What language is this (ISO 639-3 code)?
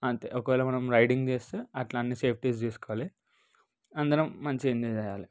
tel